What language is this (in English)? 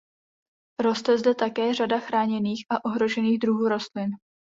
Czech